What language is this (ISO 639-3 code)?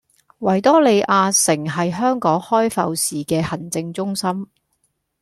yue